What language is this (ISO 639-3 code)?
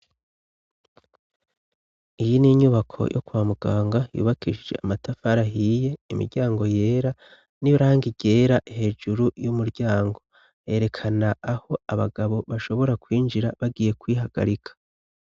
run